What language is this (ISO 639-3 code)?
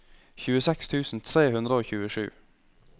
nor